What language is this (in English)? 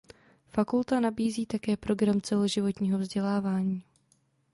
Czech